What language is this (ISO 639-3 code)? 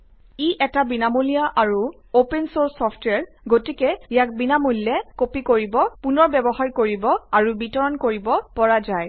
asm